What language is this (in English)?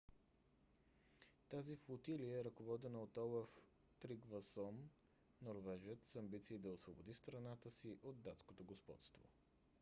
Bulgarian